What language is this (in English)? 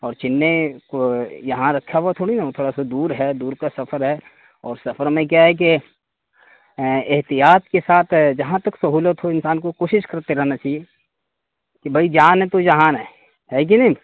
Urdu